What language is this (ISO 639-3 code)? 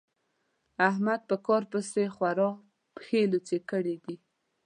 pus